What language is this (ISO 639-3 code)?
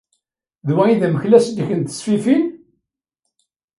kab